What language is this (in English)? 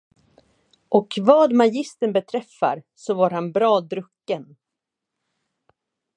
Swedish